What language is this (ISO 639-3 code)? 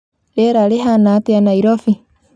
kik